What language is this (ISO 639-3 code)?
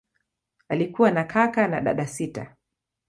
swa